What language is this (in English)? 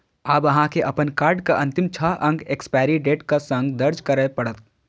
Maithili